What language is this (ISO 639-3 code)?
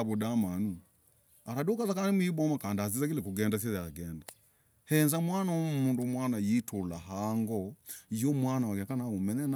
rag